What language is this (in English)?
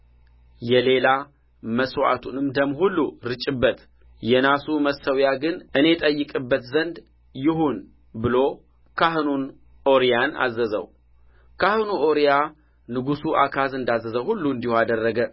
Amharic